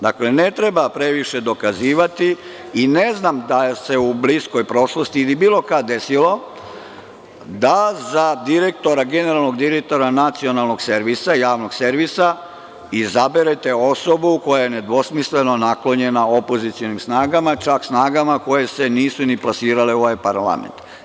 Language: Serbian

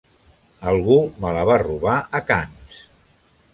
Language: Catalan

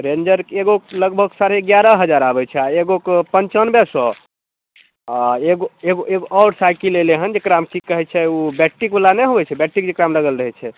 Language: Maithili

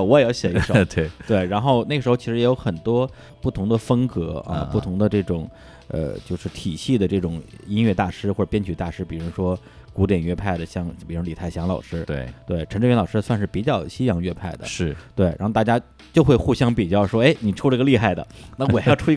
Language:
Chinese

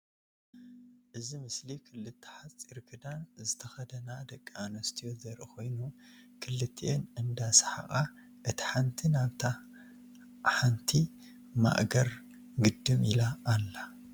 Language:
Tigrinya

